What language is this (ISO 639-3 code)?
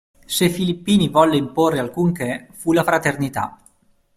ita